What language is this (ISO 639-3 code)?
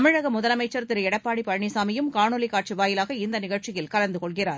tam